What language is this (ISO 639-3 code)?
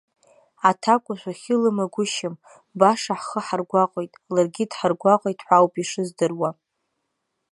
abk